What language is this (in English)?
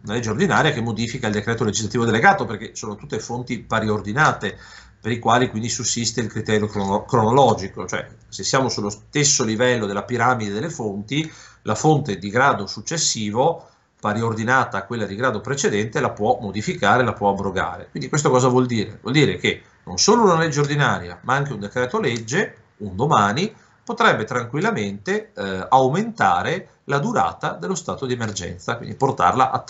Italian